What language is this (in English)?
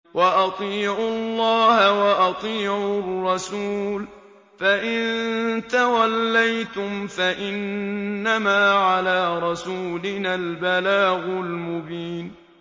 Arabic